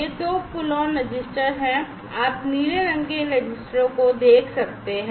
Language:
Hindi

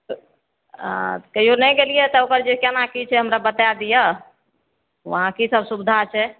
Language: Maithili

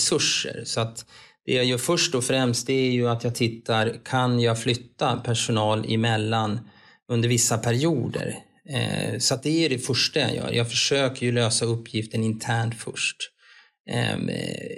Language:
Swedish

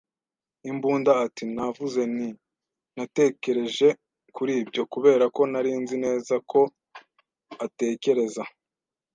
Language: Kinyarwanda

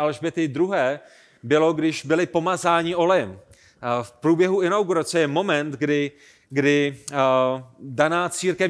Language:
Czech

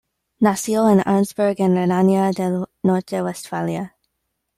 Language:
Spanish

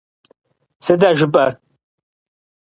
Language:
Kabardian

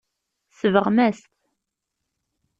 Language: Kabyle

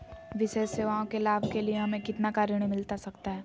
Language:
Magahi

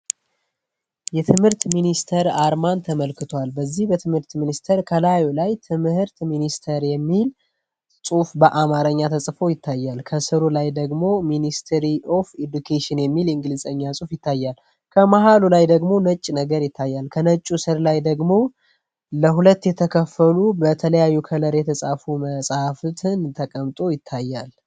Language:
Amharic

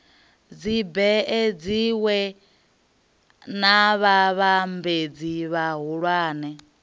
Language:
Venda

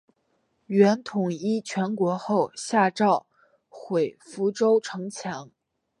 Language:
Chinese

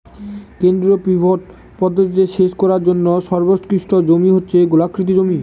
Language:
Bangla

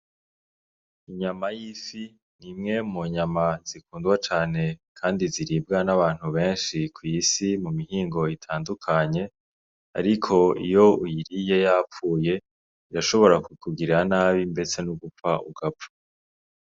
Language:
Rundi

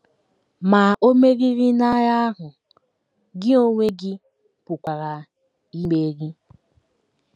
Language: Igbo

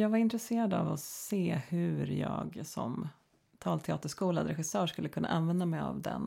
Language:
Swedish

